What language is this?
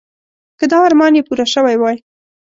Pashto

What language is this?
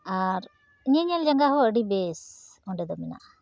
Santali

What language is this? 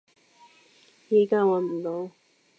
Cantonese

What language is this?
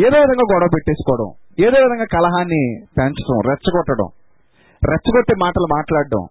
Telugu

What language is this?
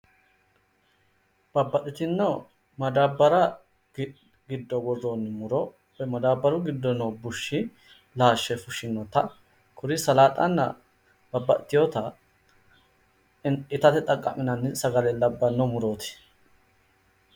Sidamo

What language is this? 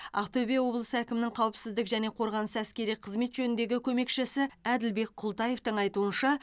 Kazakh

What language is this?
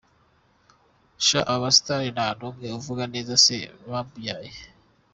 Kinyarwanda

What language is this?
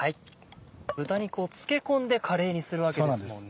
Japanese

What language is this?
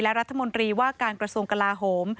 Thai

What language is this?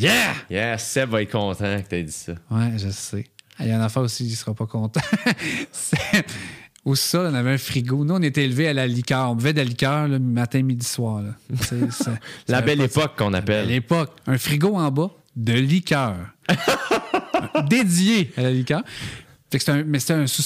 French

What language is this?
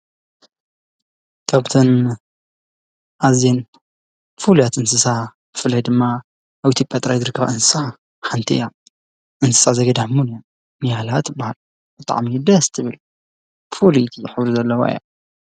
Tigrinya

